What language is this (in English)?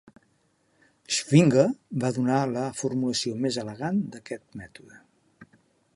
Catalan